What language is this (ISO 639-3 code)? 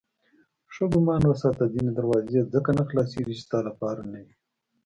pus